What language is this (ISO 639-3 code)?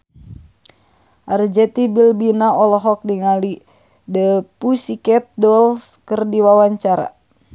sun